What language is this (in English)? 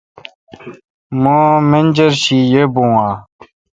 Kalkoti